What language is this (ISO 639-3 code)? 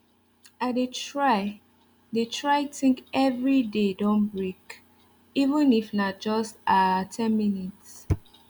pcm